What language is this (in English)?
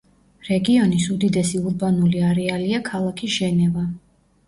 Georgian